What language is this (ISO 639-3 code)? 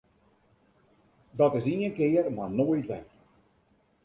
fry